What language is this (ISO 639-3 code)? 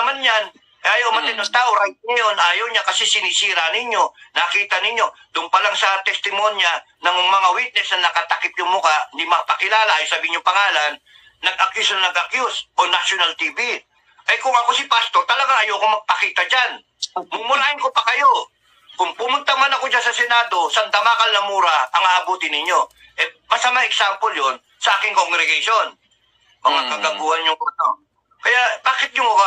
fil